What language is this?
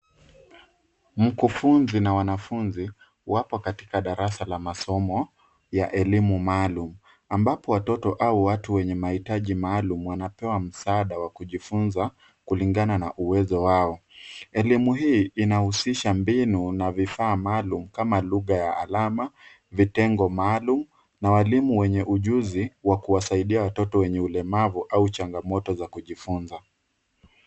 Swahili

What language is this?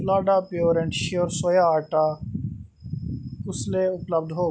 Dogri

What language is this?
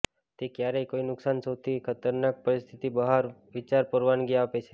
Gujarati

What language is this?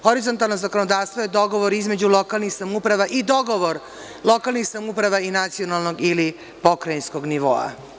Serbian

